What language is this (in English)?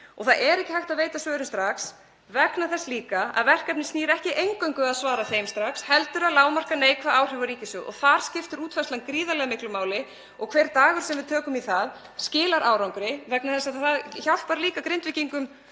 Icelandic